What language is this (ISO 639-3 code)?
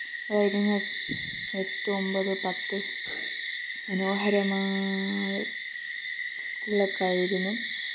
mal